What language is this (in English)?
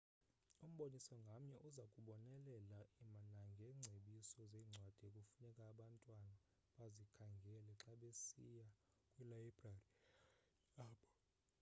Xhosa